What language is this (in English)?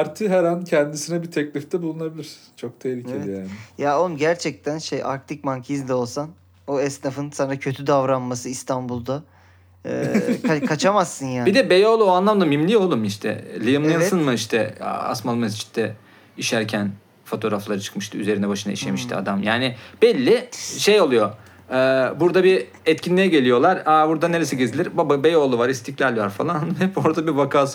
Turkish